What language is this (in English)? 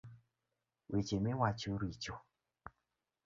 Luo (Kenya and Tanzania)